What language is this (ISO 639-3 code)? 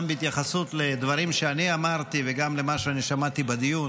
heb